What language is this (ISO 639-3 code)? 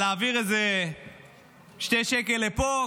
heb